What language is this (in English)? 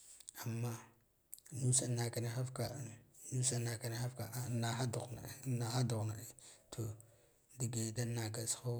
Guduf-Gava